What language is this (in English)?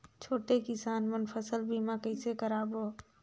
Chhattisgarhi